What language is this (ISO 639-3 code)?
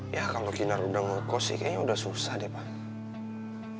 ind